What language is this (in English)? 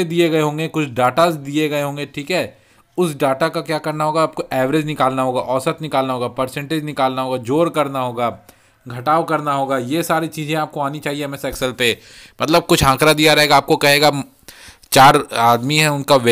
Hindi